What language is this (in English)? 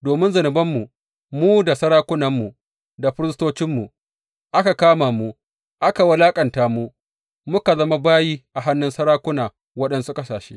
Hausa